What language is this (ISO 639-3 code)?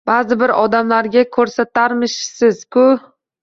uzb